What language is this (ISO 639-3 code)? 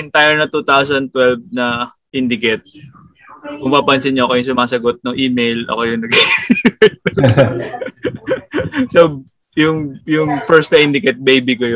fil